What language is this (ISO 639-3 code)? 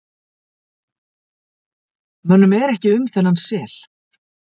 isl